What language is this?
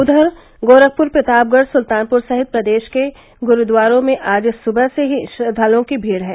Hindi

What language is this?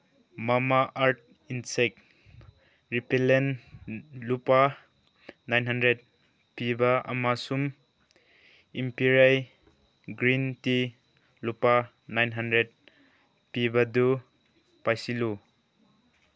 Manipuri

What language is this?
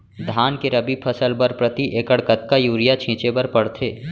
Chhattisgarhi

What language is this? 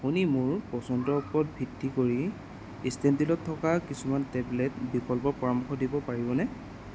Assamese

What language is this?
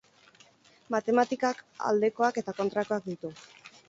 Basque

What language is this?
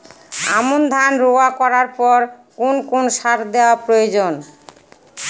Bangla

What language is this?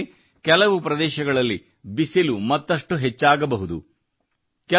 Kannada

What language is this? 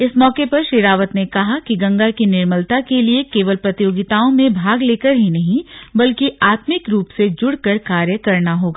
Hindi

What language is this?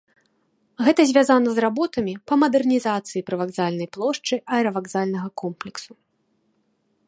Belarusian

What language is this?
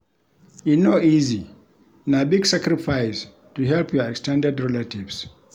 Nigerian Pidgin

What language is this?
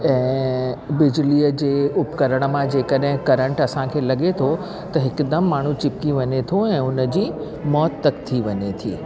Sindhi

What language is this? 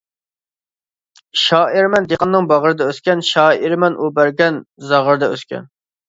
Uyghur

